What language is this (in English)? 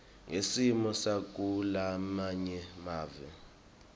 Swati